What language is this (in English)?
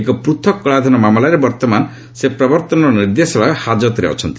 Odia